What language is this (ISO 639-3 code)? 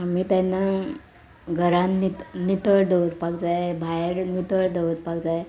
kok